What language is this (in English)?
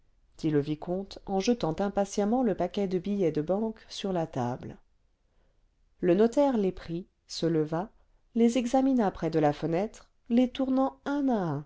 French